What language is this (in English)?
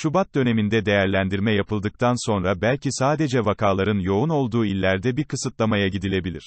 Turkish